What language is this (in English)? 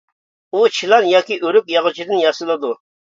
Uyghur